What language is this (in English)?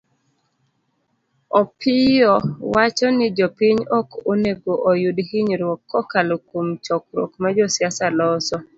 Luo (Kenya and Tanzania)